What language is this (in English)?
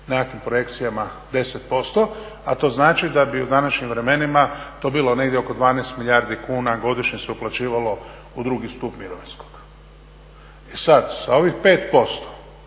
Croatian